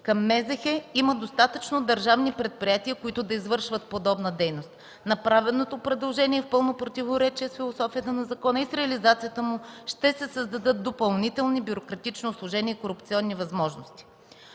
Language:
Bulgarian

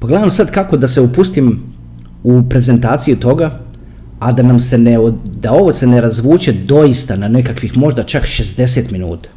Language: Croatian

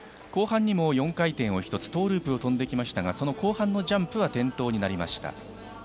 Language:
Japanese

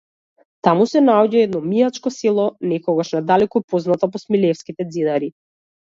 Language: Macedonian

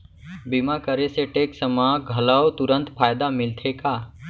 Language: Chhattisgarhi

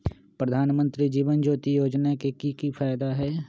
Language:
Magahi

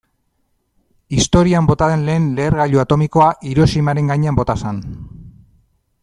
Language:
Basque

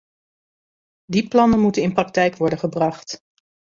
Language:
Dutch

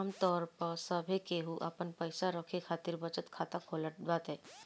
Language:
Bhojpuri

